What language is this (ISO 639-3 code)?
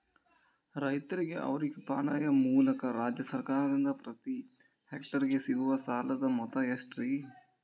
kan